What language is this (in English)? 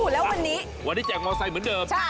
Thai